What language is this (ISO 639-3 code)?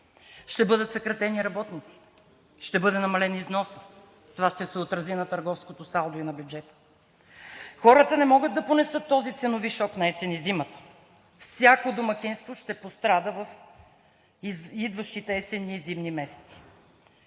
bul